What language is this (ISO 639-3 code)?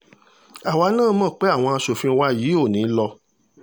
yor